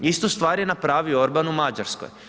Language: Croatian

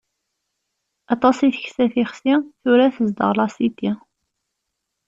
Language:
Kabyle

